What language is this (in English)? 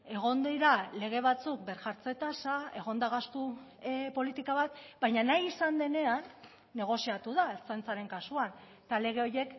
Basque